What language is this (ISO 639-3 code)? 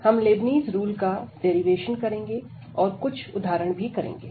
hin